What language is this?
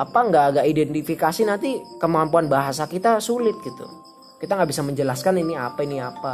Indonesian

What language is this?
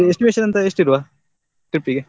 Kannada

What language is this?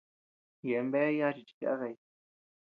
Tepeuxila Cuicatec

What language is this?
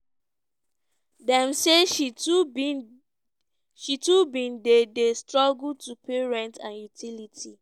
Nigerian Pidgin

